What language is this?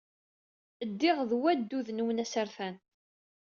Kabyle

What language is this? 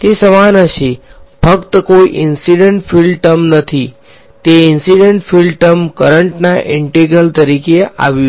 Gujarati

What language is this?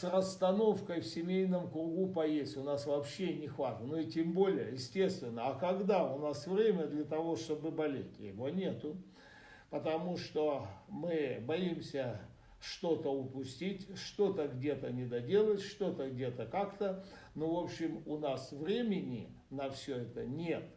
Russian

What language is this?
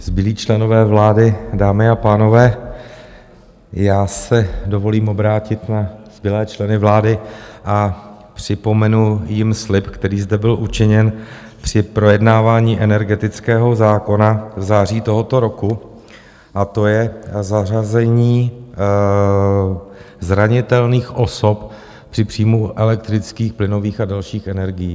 Czech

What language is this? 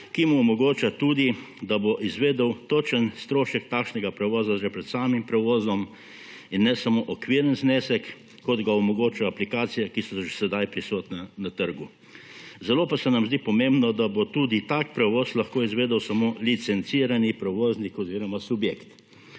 Slovenian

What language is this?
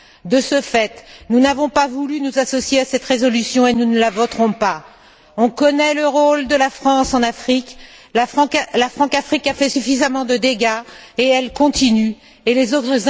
French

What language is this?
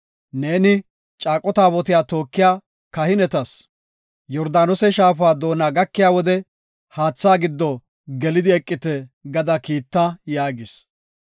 Gofa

